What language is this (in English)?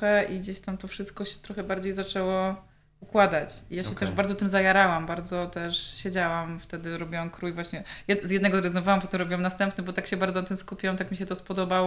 Polish